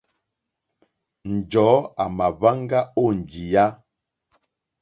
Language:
Mokpwe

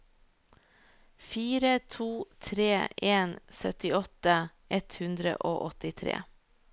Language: Norwegian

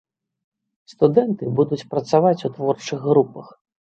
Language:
Belarusian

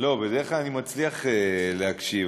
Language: Hebrew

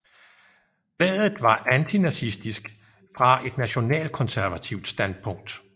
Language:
Danish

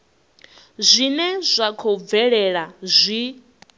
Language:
Venda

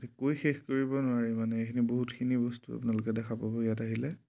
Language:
Assamese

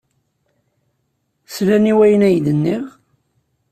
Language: Kabyle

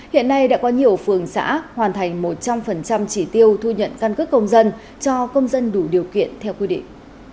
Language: Vietnamese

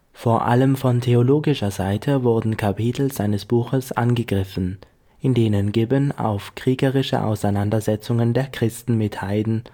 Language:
German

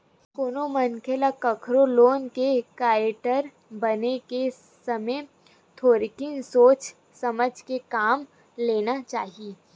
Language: Chhattisgarhi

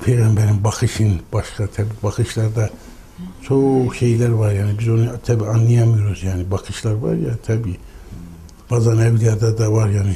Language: Turkish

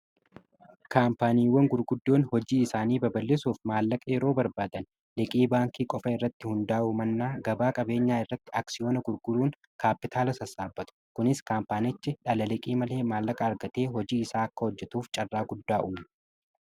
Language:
Oromo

